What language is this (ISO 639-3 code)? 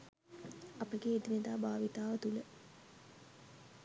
sin